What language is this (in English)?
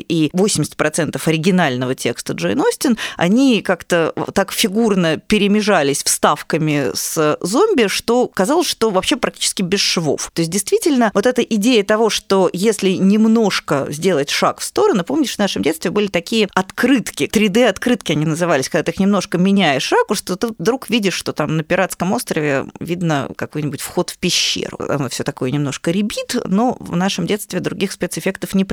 Russian